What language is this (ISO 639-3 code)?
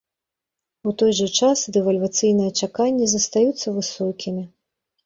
bel